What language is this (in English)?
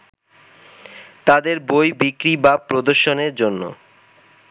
Bangla